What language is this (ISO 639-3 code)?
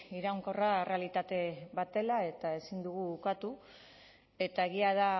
eus